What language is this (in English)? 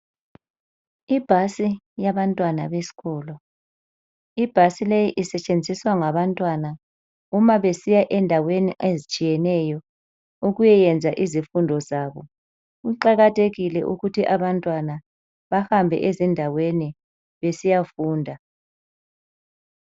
North Ndebele